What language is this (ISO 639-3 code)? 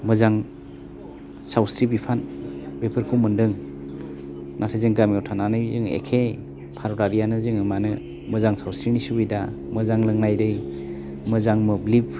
brx